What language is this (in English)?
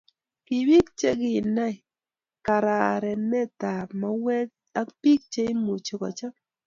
Kalenjin